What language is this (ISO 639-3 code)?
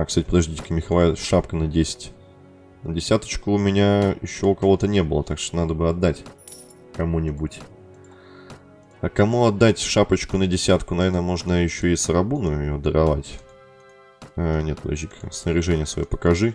rus